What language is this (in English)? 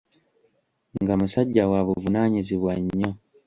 Ganda